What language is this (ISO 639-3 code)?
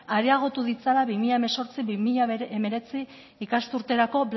eus